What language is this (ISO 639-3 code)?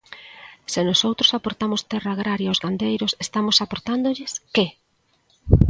glg